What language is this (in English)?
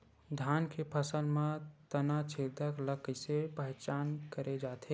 Chhattisgarhi